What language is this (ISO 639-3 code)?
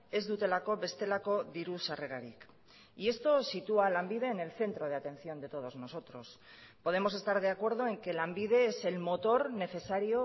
spa